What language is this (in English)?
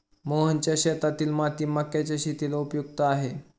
Marathi